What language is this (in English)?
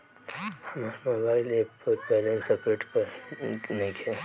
Bhojpuri